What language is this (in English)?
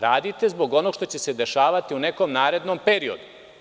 Serbian